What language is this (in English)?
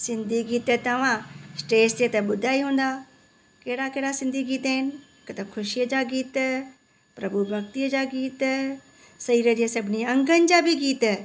Sindhi